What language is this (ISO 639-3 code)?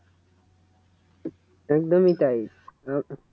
ben